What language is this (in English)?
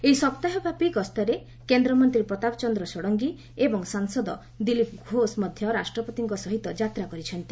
Odia